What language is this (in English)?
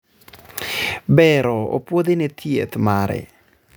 Luo (Kenya and Tanzania)